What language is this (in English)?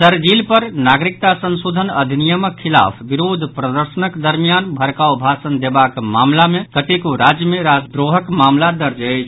Maithili